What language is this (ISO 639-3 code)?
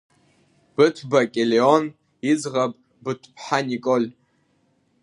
abk